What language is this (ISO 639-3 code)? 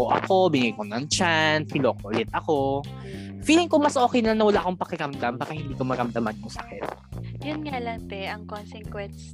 fil